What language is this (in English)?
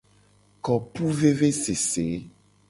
Gen